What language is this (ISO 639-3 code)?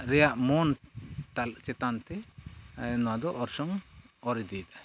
sat